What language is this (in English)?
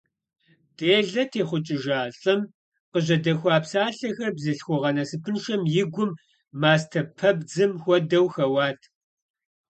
Kabardian